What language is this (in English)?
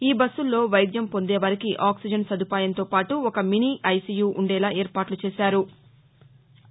Telugu